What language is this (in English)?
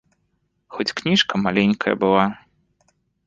Belarusian